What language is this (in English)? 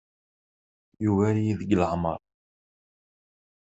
Kabyle